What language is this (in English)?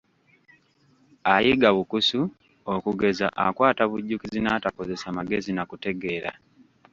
Ganda